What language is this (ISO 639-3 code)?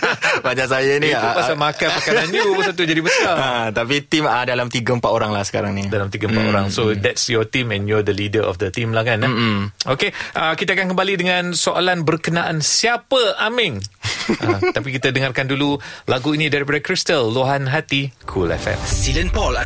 msa